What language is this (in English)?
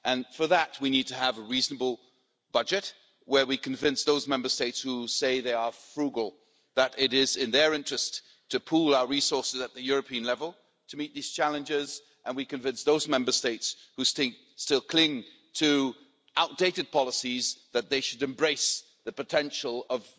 English